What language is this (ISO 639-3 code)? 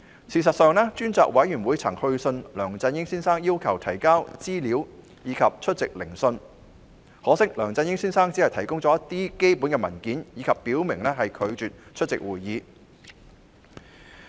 yue